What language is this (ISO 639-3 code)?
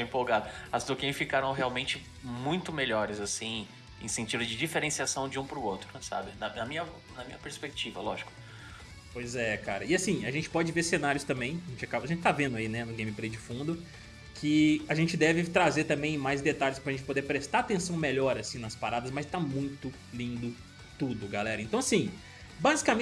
por